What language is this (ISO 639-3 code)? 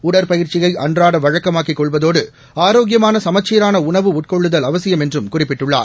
tam